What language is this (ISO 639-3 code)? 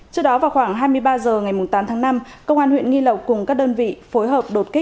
vie